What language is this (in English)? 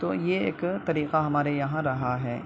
Urdu